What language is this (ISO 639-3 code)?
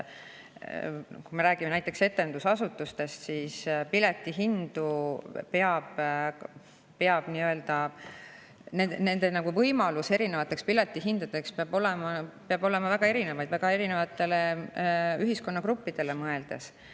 est